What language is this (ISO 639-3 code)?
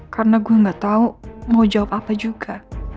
ind